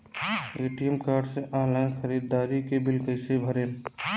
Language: Bhojpuri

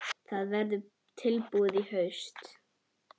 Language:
Icelandic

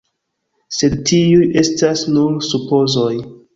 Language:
Esperanto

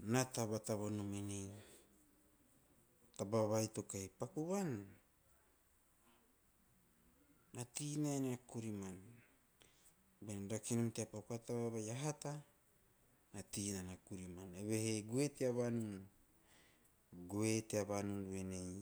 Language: Teop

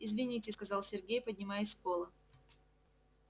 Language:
Russian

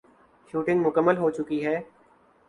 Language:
Urdu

